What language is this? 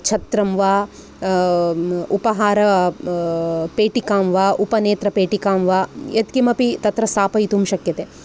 Sanskrit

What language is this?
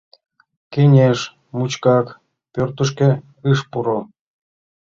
Mari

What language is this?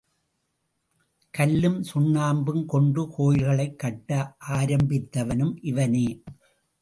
Tamil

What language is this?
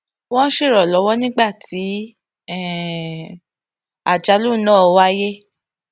Yoruba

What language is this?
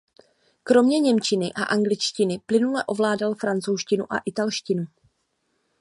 Czech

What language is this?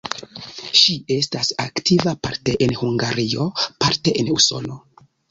Esperanto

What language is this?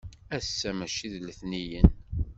Kabyle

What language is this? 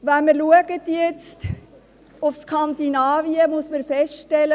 Swiss German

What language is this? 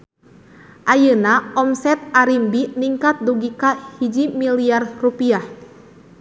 Sundanese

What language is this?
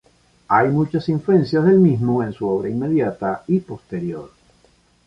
Spanish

